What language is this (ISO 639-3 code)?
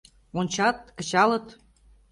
chm